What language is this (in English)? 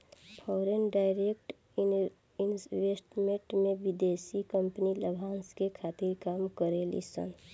Bhojpuri